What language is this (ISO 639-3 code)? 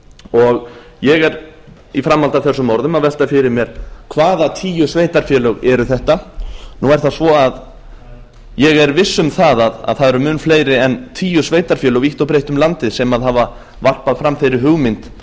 isl